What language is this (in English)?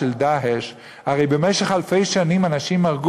Hebrew